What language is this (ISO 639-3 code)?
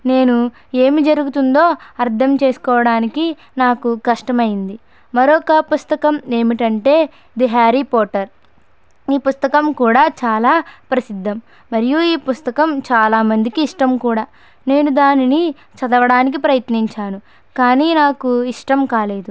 tel